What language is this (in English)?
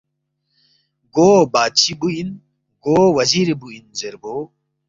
Balti